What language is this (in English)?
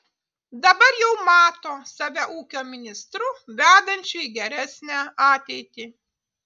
Lithuanian